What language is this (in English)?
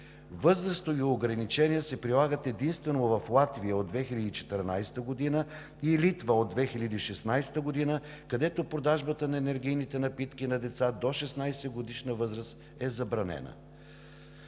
Bulgarian